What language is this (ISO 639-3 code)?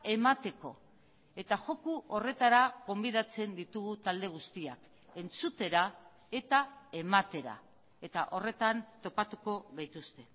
eus